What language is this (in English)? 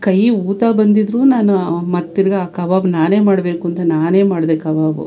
Kannada